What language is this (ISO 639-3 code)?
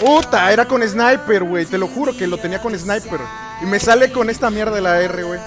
spa